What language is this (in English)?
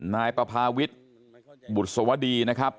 Thai